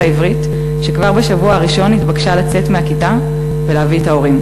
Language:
Hebrew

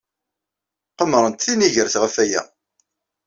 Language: Kabyle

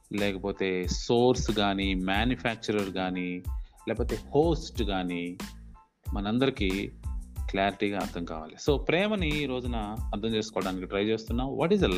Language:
Telugu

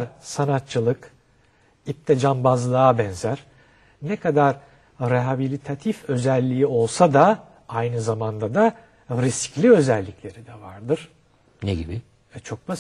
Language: Turkish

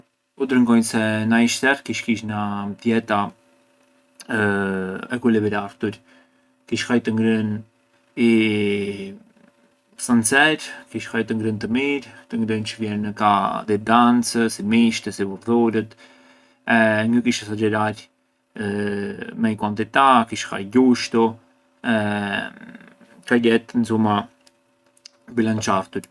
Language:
Arbëreshë Albanian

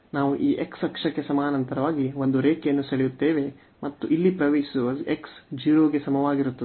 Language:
Kannada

